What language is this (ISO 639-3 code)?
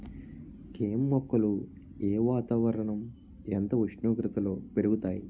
tel